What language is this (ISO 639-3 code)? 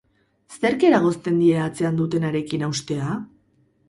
eus